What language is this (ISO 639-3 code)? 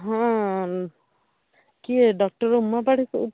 ori